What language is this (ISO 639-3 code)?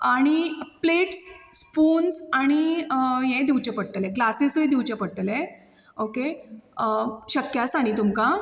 kok